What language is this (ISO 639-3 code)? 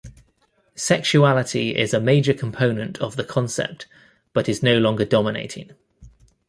eng